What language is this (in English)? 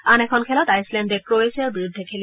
Assamese